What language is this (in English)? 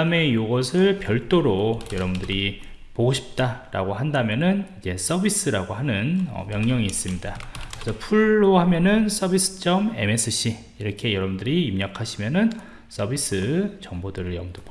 Korean